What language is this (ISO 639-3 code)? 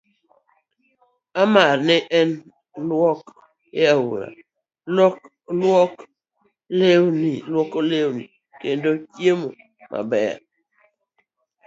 luo